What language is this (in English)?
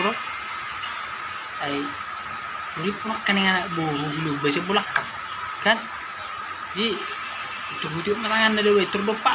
Indonesian